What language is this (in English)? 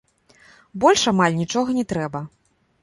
Belarusian